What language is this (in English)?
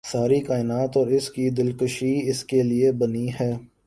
Urdu